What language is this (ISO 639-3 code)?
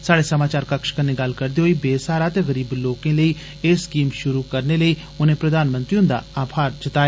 doi